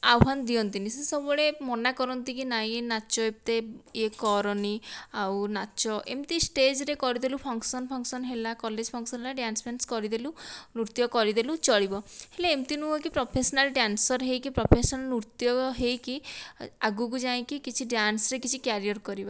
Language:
Odia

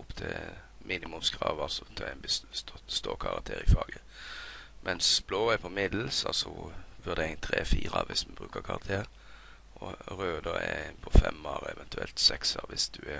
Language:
Norwegian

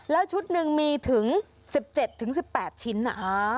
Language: Thai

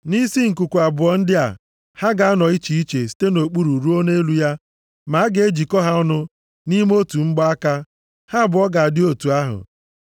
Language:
Igbo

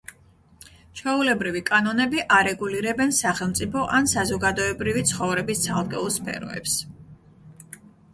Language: Georgian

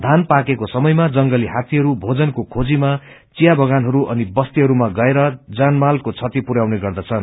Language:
Nepali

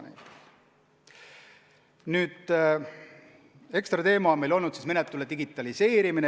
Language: Estonian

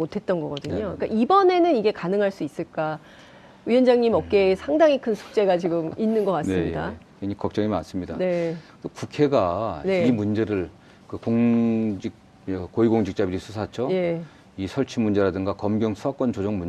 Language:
Korean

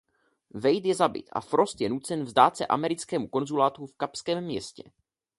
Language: Czech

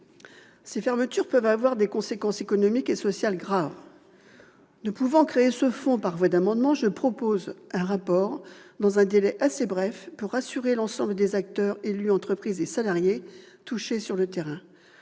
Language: French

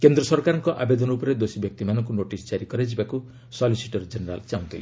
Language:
Odia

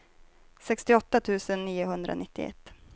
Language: Swedish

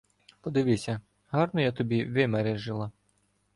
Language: Ukrainian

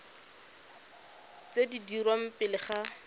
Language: Tswana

